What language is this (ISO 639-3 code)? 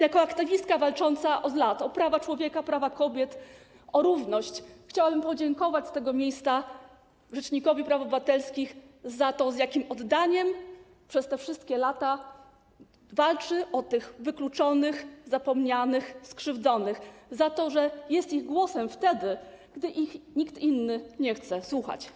pol